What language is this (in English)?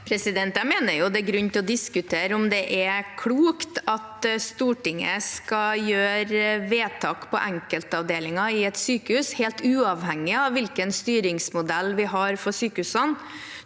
Norwegian